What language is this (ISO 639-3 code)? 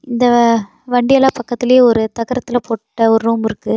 tam